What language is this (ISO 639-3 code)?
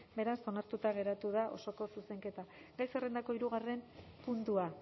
eus